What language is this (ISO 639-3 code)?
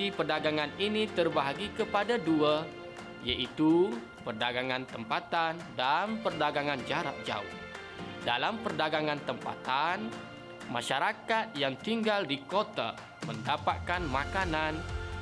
msa